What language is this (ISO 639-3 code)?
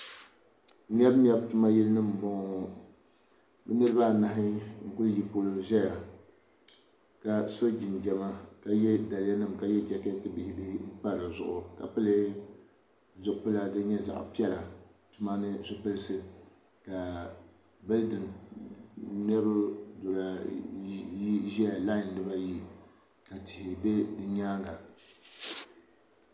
dag